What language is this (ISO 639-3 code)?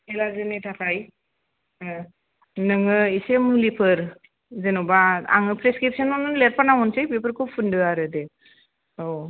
brx